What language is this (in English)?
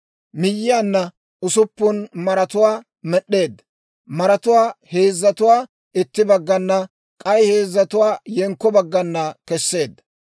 Dawro